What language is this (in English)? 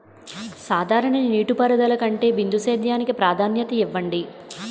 Telugu